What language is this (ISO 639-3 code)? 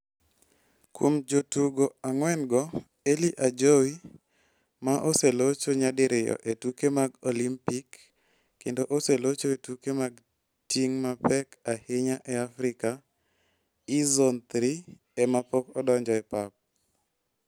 luo